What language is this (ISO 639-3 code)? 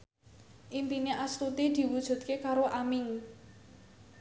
jav